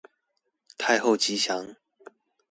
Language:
Chinese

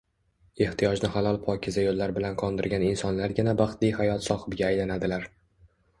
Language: Uzbek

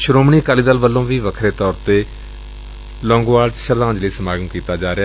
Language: Punjabi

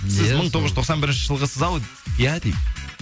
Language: Kazakh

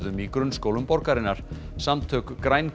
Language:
Icelandic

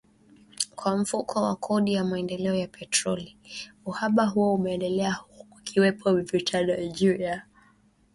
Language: Swahili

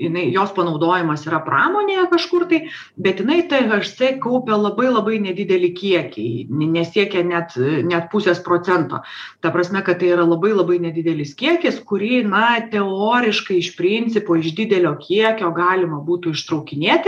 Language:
Lithuanian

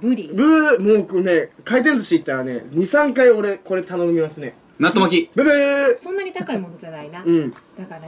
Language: Japanese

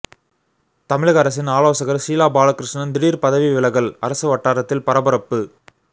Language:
Tamil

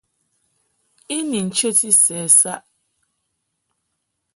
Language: Mungaka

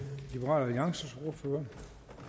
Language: Danish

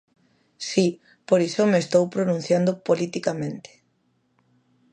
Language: Galician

